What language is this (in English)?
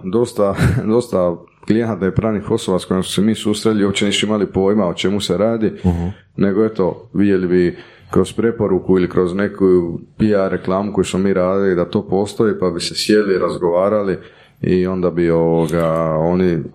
Croatian